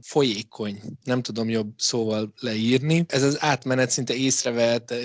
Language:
Hungarian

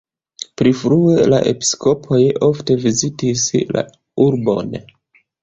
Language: Esperanto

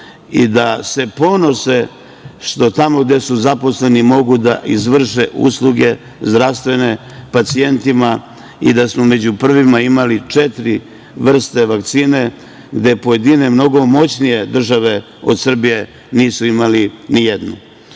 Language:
Serbian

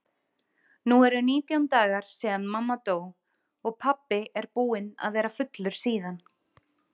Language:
Icelandic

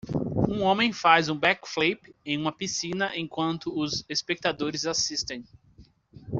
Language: Portuguese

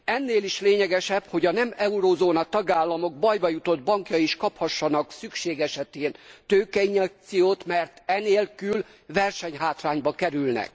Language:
Hungarian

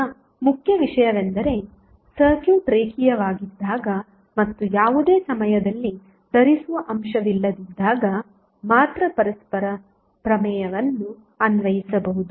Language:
Kannada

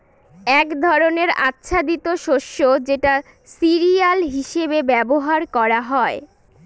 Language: Bangla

